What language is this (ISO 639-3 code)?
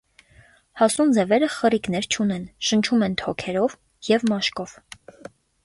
hye